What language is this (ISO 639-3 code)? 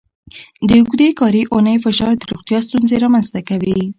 pus